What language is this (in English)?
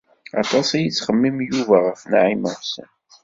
Kabyle